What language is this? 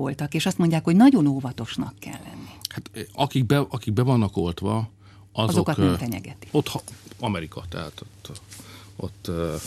Hungarian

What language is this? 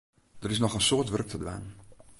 Western Frisian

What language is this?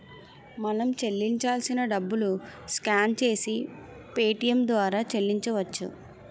Telugu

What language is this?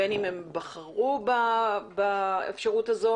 Hebrew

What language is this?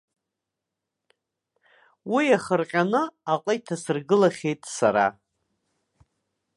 Abkhazian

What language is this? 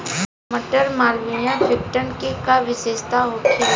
Bhojpuri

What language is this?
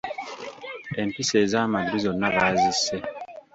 Ganda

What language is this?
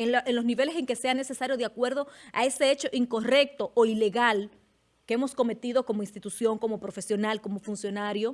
Spanish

